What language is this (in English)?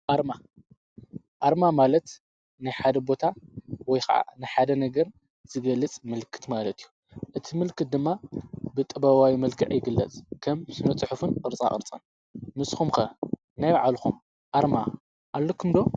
Tigrinya